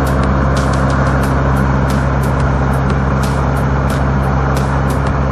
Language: Japanese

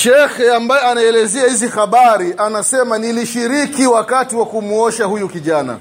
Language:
Swahili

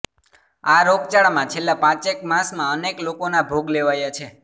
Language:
Gujarati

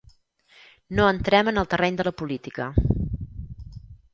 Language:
Catalan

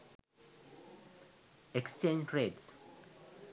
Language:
Sinhala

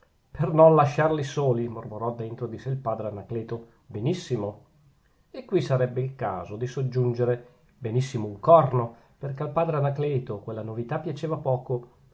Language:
Italian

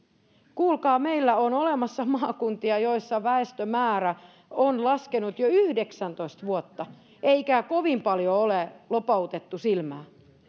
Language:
Finnish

